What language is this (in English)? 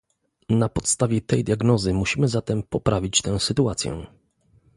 Polish